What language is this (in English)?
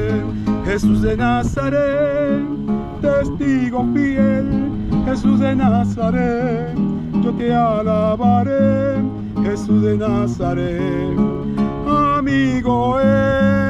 Spanish